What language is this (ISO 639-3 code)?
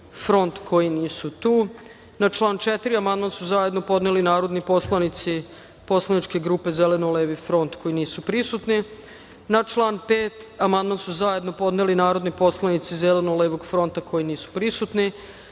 srp